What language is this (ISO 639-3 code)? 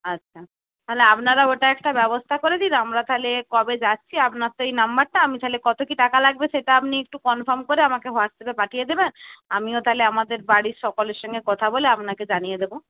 ben